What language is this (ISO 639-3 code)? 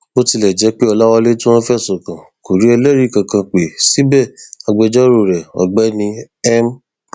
yor